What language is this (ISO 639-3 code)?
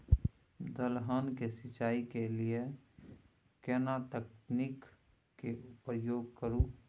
mai